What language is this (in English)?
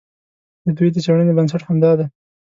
Pashto